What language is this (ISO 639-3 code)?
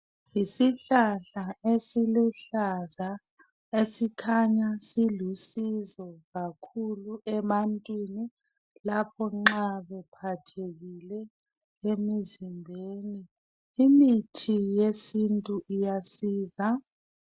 nde